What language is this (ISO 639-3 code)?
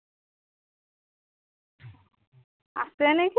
asm